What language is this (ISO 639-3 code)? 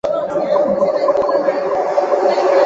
zho